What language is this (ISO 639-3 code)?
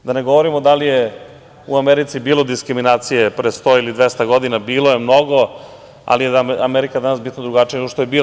srp